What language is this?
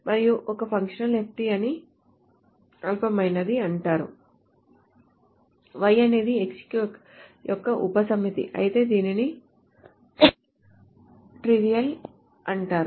Telugu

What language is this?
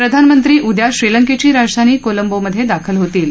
Marathi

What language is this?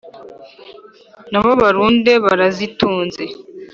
Kinyarwanda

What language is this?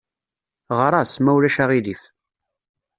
Kabyle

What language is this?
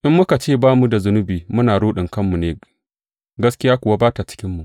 Hausa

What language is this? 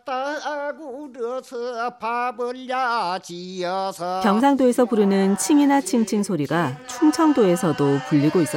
Korean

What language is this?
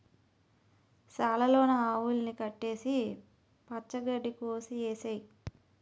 Telugu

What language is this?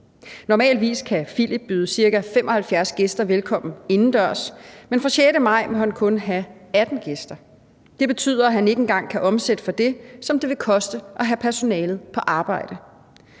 Danish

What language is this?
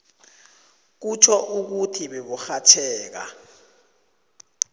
South Ndebele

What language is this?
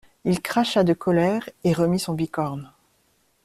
French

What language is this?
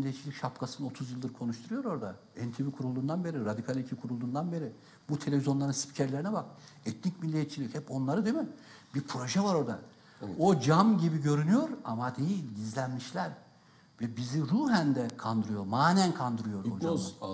Turkish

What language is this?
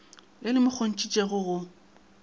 Northern Sotho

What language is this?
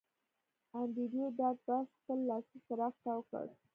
Pashto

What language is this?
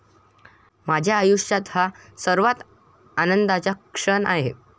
Marathi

